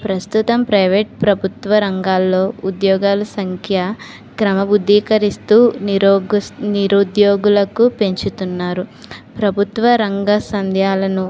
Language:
Telugu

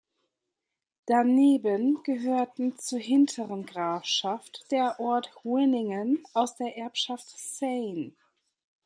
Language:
German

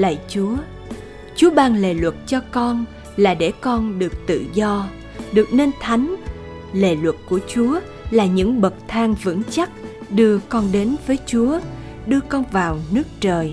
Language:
Vietnamese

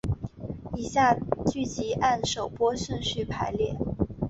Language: Chinese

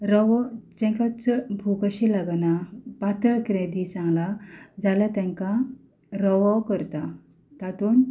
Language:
Konkani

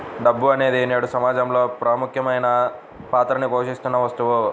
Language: Telugu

